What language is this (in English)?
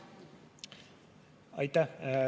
Estonian